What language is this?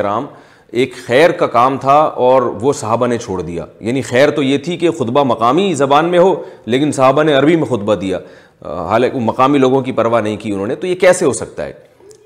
Urdu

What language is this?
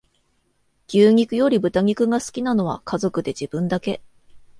Japanese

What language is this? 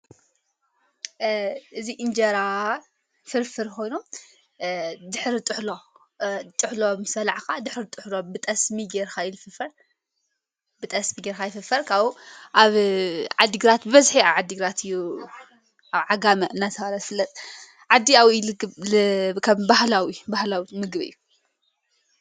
Tigrinya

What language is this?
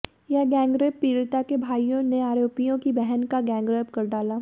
Hindi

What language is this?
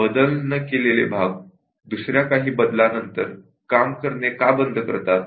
Marathi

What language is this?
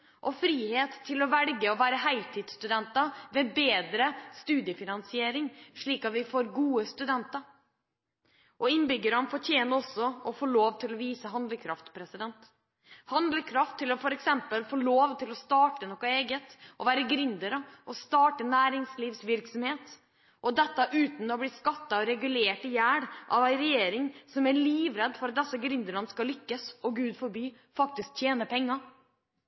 Norwegian Bokmål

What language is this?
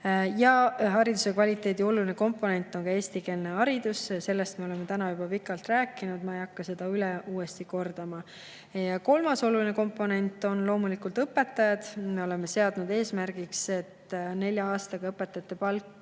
Estonian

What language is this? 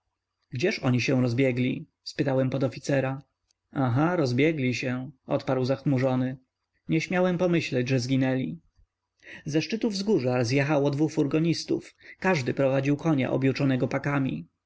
Polish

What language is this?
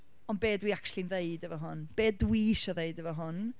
Welsh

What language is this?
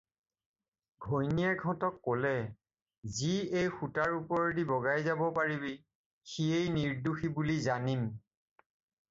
Assamese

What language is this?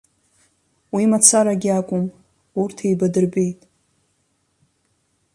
Abkhazian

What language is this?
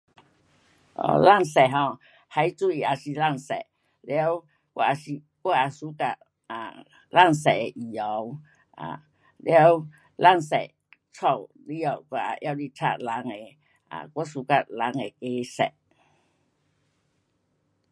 Pu-Xian Chinese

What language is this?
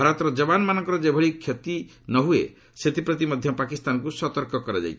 Odia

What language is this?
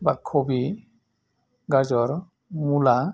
Bodo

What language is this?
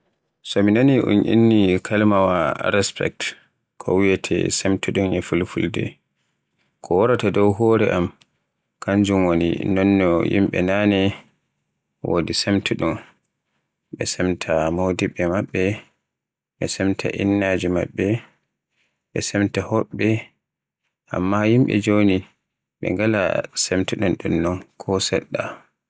Borgu Fulfulde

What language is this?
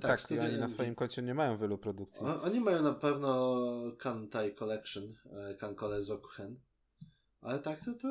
Polish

